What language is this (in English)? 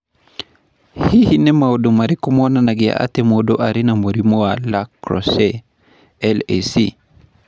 Kikuyu